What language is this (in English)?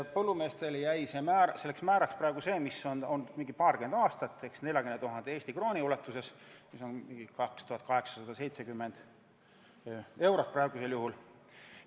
Estonian